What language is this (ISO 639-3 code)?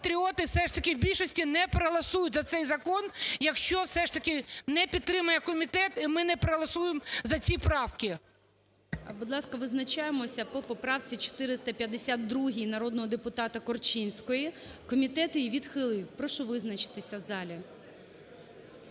ukr